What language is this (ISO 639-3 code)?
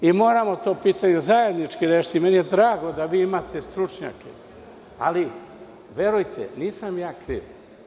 srp